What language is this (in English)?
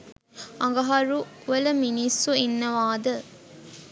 Sinhala